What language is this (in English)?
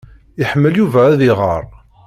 Kabyle